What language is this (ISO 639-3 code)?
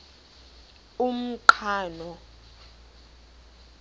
xho